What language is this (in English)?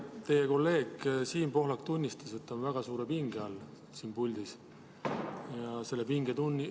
Estonian